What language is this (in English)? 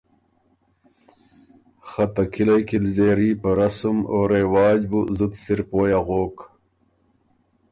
Ormuri